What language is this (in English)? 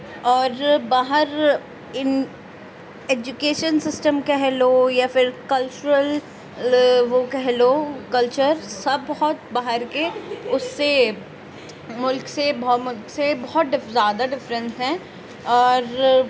Urdu